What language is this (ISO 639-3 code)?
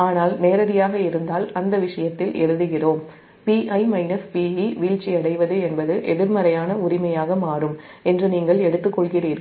tam